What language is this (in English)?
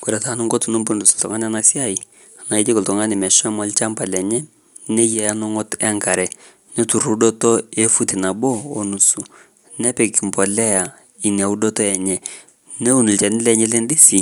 Masai